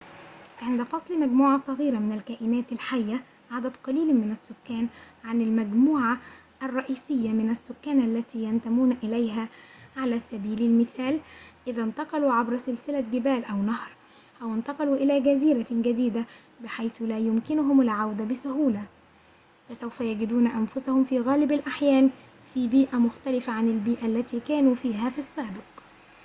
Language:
Arabic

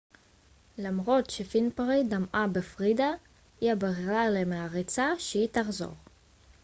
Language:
Hebrew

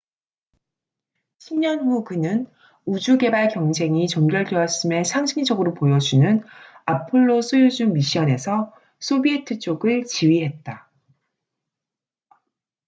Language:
Korean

